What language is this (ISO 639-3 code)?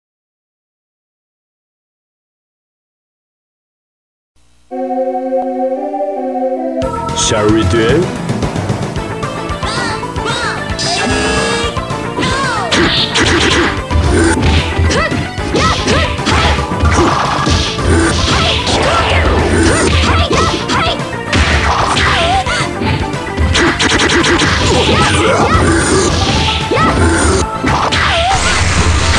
kor